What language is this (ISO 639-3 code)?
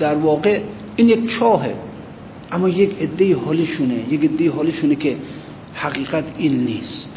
fas